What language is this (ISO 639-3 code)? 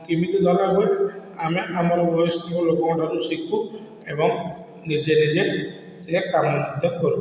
ori